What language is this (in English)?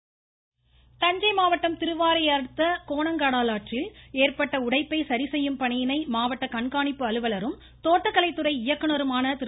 Tamil